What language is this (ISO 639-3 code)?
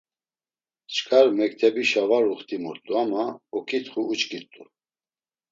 lzz